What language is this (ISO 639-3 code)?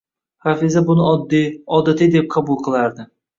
uzb